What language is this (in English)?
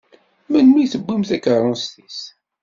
Kabyle